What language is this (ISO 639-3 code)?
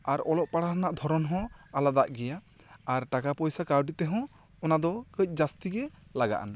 sat